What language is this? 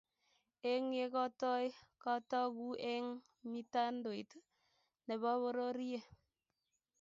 Kalenjin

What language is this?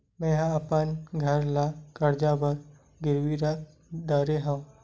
Chhattisgarhi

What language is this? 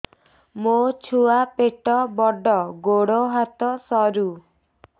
Odia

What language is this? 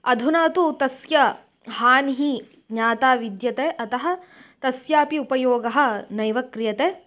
Sanskrit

